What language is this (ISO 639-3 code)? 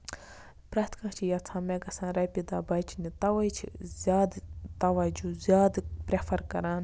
kas